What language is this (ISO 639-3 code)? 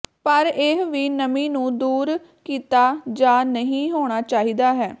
pan